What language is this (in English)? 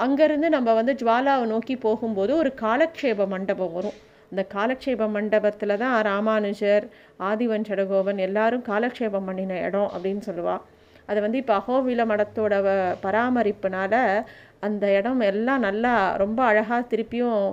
Tamil